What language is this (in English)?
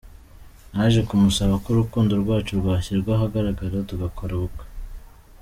Kinyarwanda